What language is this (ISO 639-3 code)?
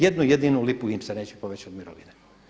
hrv